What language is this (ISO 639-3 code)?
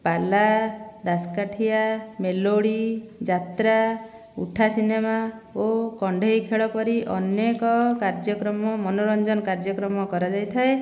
ori